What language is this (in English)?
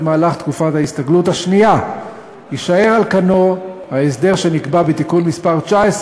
Hebrew